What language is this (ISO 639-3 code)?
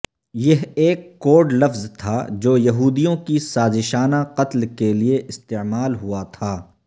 urd